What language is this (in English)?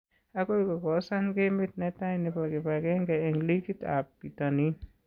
Kalenjin